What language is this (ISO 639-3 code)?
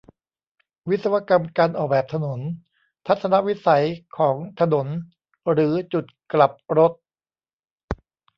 tha